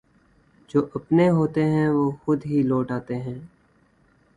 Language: Urdu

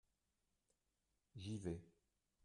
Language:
French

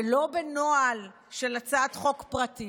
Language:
Hebrew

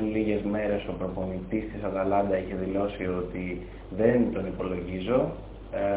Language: Greek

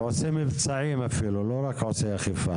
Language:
Hebrew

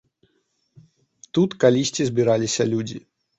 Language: Belarusian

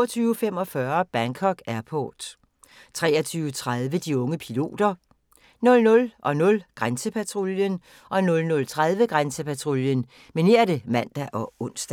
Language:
Danish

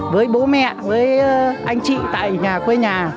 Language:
Vietnamese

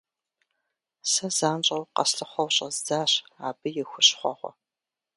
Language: Kabardian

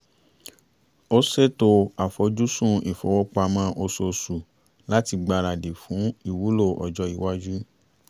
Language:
Yoruba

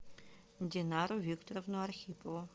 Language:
Russian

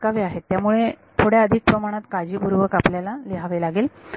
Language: Marathi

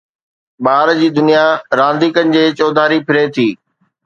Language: Sindhi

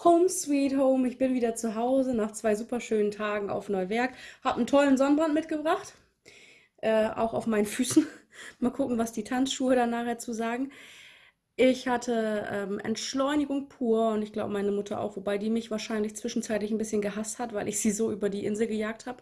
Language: German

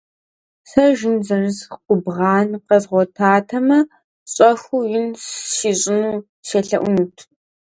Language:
Kabardian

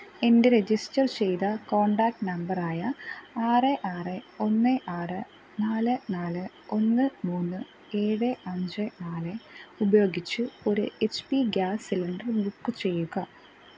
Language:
Malayalam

